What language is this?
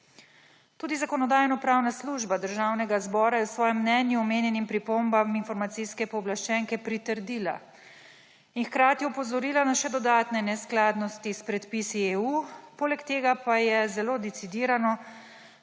Slovenian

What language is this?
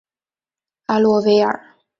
Chinese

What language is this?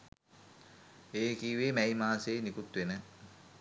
Sinhala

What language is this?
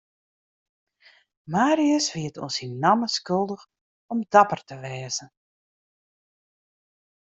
Western Frisian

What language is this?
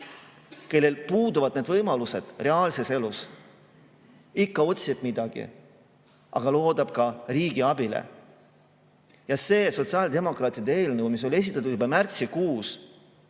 Estonian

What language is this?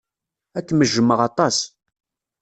Kabyle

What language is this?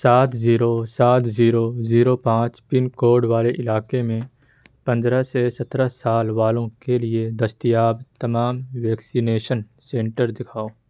Urdu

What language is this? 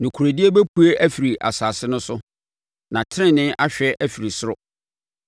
Akan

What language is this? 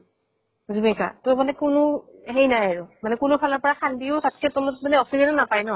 Assamese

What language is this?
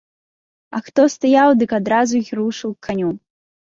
Belarusian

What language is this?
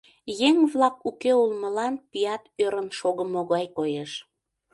Mari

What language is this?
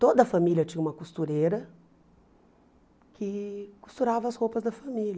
Portuguese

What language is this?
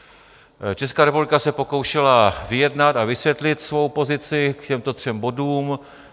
Czech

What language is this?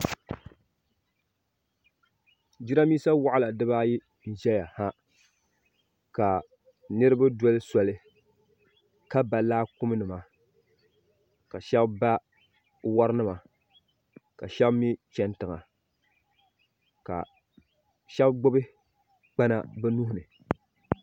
Dagbani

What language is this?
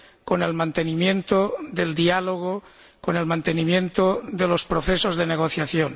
Spanish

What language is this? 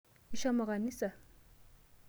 Masai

